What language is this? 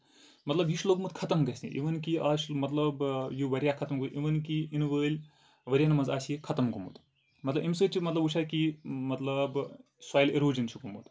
Kashmiri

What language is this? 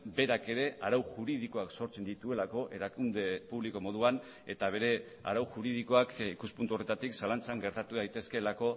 Basque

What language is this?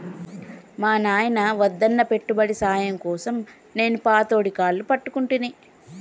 Telugu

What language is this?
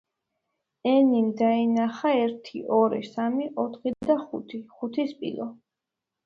Georgian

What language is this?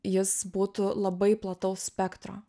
Lithuanian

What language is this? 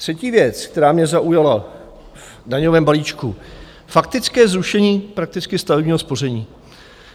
Czech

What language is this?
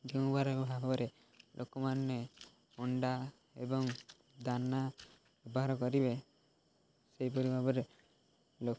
Odia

